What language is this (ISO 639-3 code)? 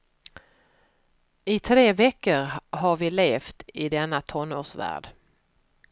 swe